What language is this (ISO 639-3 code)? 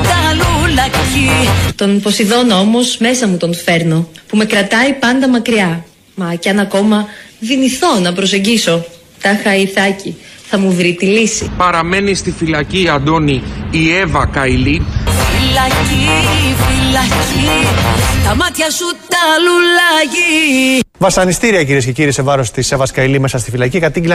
ell